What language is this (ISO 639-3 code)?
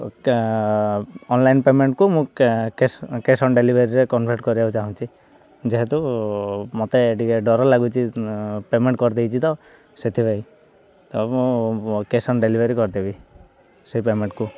ori